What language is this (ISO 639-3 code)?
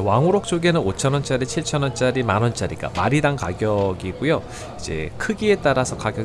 kor